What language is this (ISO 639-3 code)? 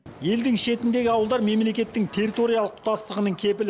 kaz